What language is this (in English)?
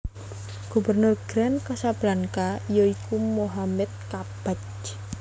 Javanese